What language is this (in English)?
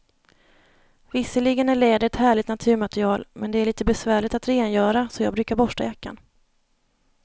Swedish